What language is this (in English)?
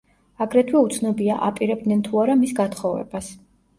Georgian